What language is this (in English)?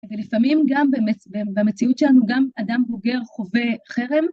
Hebrew